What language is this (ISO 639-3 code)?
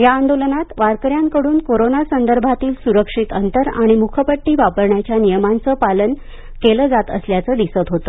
mar